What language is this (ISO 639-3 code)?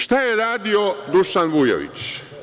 srp